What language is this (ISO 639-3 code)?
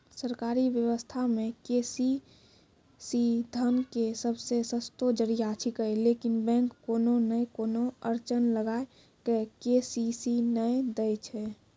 mai